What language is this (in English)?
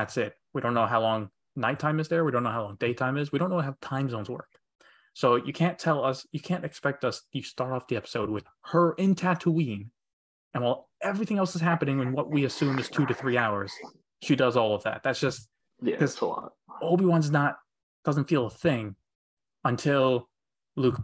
English